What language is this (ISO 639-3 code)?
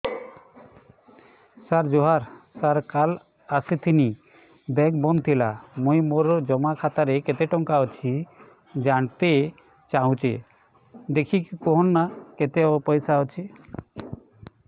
ori